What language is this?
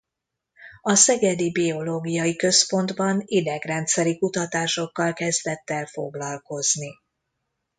Hungarian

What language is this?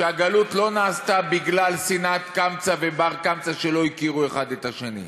Hebrew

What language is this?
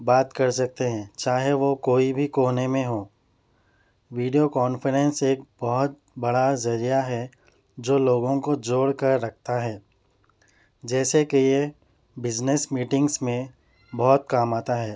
Urdu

